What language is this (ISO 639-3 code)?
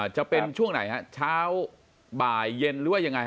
tha